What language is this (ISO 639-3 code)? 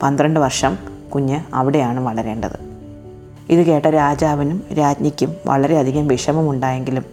mal